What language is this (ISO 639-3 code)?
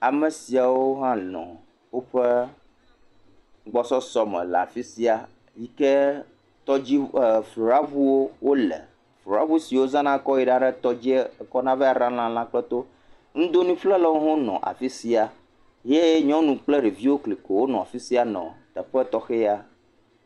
ewe